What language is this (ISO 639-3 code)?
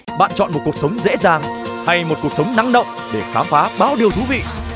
vie